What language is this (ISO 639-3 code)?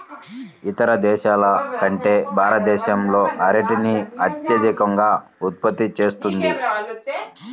tel